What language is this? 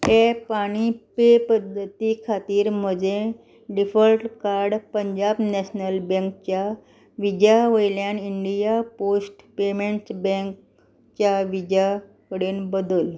Konkani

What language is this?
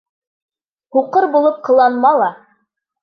Bashkir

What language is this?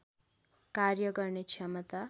Nepali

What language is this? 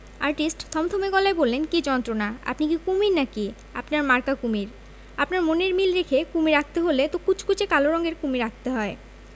Bangla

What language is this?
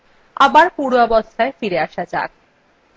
Bangla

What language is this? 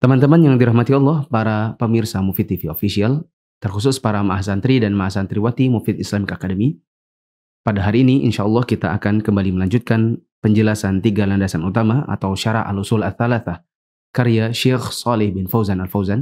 Indonesian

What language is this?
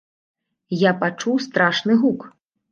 Belarusian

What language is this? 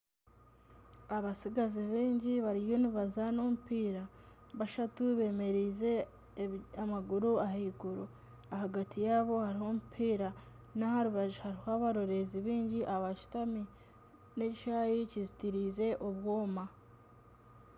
Nyankole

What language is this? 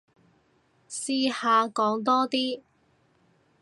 Cantonese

